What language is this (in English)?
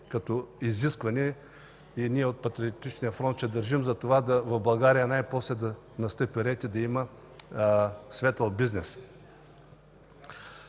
Bulgarian